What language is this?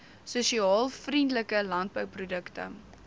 Afrikaans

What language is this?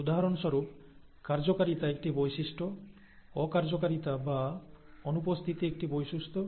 Bangla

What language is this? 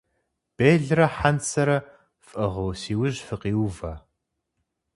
Kabardian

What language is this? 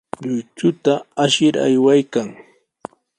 Sihuas Ancash Quechua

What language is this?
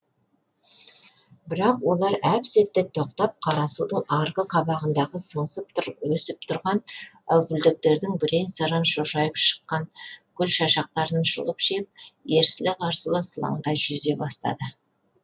Kazakh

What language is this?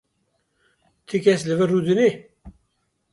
Kurdish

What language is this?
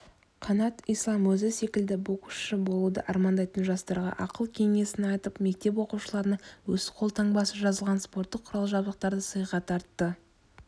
Kazakh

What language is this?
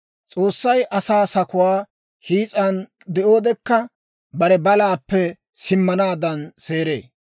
Dawro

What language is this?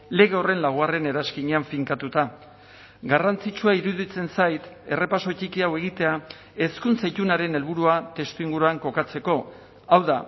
Basque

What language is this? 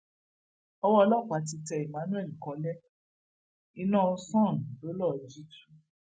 Yoruba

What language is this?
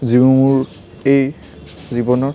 Assamese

